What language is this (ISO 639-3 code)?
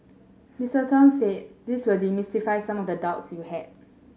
eng